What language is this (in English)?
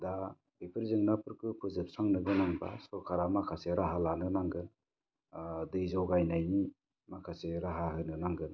Bodo